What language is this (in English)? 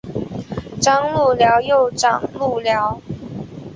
Chinese